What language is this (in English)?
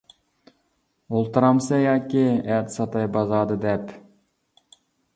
Uyghur